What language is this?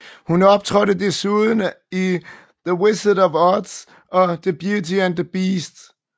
Danish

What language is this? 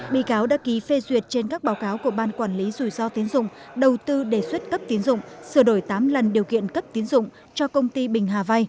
Vietnamese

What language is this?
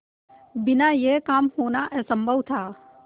Hindi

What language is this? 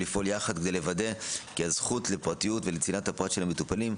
Hebrew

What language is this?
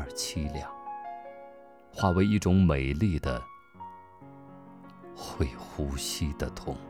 Chinese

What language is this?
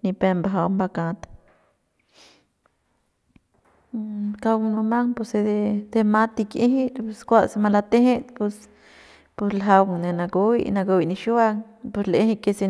Central Pame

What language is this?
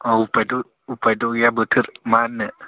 Bodo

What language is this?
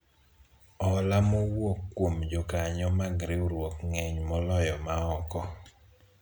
Luo (Kenya and Tanzania)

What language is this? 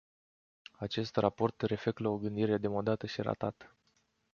Romanian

